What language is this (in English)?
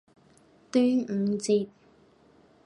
Cantonese